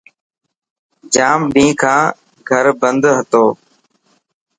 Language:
Dhatki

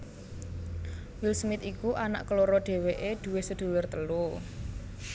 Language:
Javanese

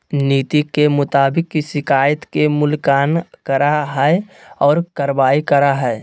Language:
Magahi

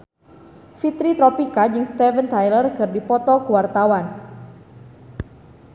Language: Sundanese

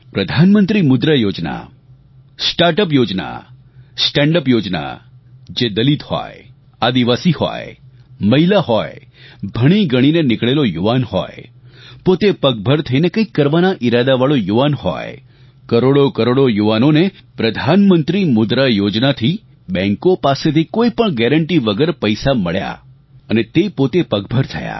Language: Gujarati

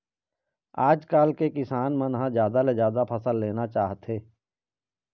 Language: Chhattisgarhi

